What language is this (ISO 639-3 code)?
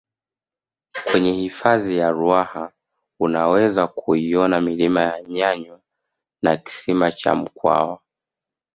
swa